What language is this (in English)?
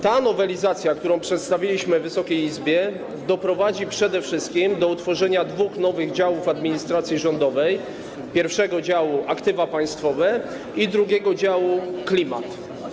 Polish